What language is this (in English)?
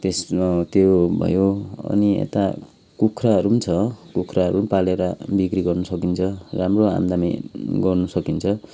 Nepali